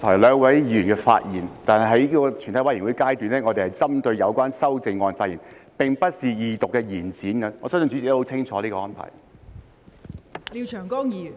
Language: Cantonese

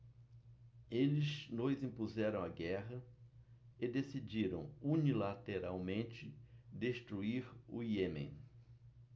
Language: Portuguese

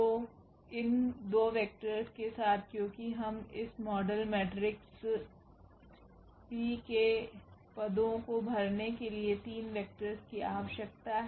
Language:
Hindi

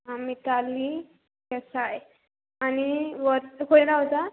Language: Konkani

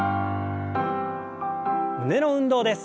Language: Japanese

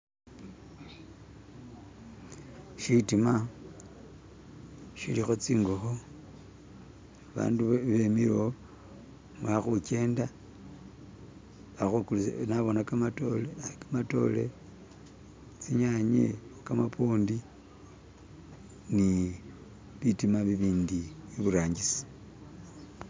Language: Masaaba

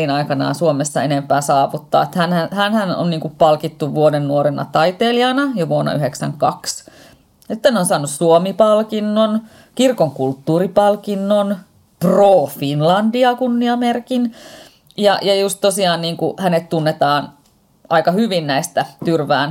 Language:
Finnish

